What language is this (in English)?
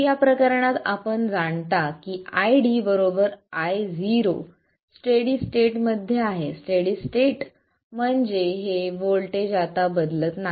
Marathi